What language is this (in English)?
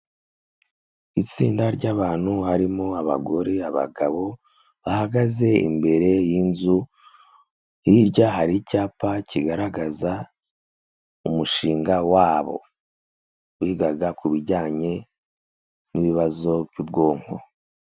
Kinyarwanda